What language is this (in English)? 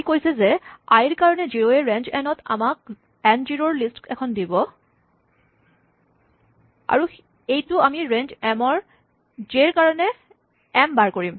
Assamese